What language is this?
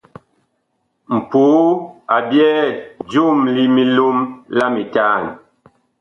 Bakoko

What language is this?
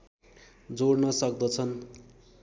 Nepali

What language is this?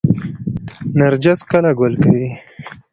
Pashto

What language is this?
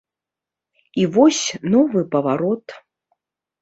Belarusian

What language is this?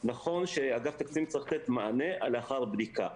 Hebrew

